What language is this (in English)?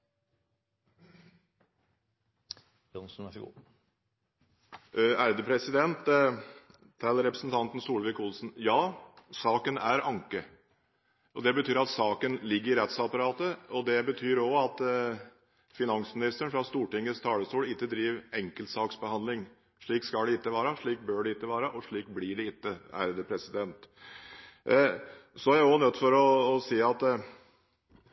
Norwegian Bokmål